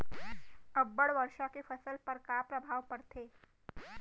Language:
Chhattisgarhi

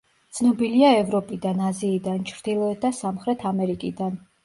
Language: Georgian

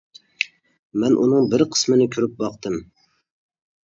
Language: Uyghur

